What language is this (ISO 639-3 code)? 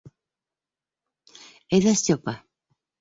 bak